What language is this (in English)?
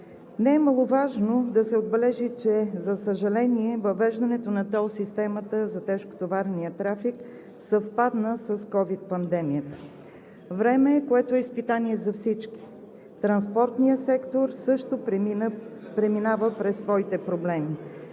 Bulgarian